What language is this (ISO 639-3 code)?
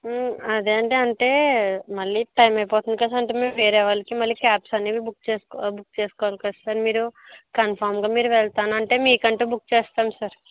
tel